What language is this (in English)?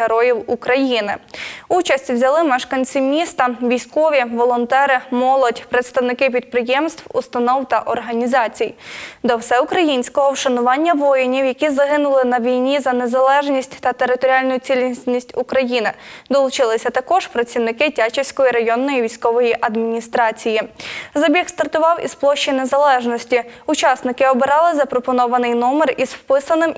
Ukrainian